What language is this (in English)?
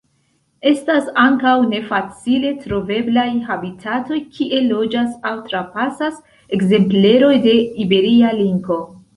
Esperanto